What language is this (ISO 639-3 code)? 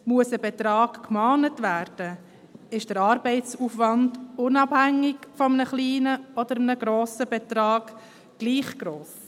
gsw